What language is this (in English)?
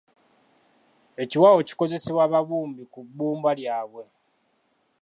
Ganda